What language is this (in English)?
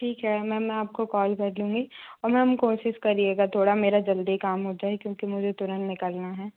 Hindi